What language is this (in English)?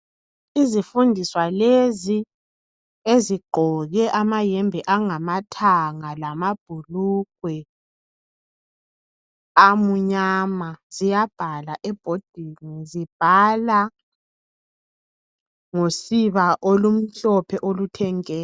North Ndebele